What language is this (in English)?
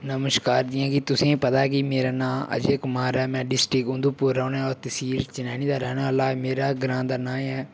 Dogri